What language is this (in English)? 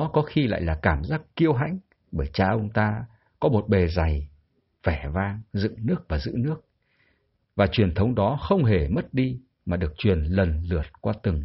Vietnamese